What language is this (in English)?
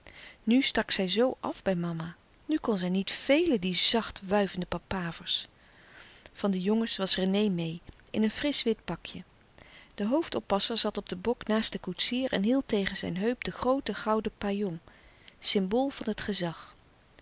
Dutch